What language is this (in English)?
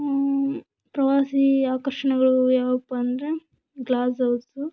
Kannada